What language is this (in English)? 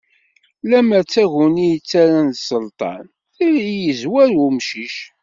Kabyle